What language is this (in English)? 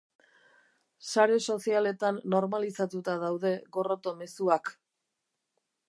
Basque